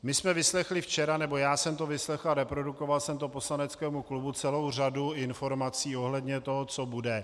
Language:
Czech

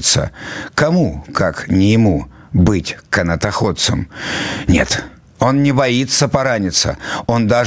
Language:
Russian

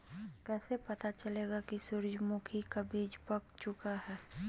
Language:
Magahi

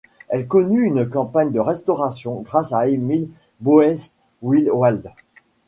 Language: French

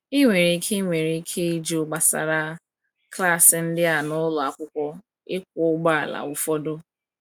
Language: Igbo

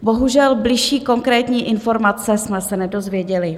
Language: Czech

